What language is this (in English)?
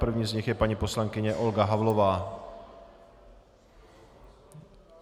Czech